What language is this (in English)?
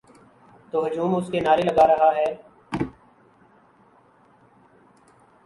Urdu